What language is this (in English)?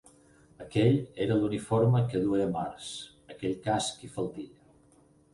Catalan